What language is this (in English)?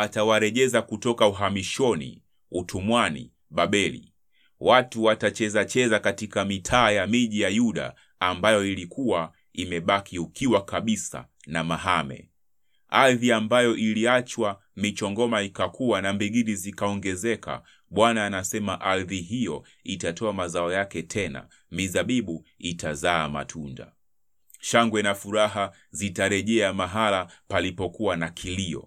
Swahili